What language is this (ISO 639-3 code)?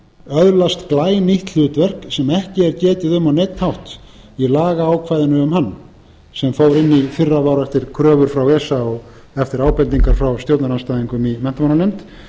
isl